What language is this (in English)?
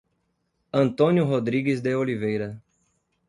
Portuguese